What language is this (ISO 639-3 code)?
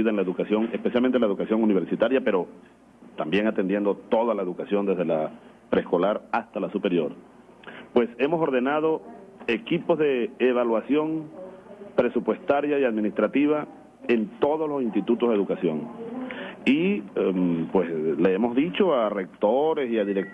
spa